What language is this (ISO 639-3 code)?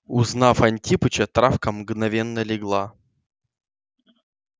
rus